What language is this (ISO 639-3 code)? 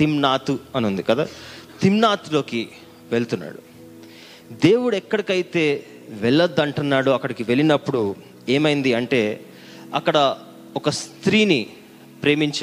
tel